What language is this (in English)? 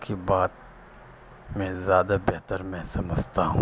Urdu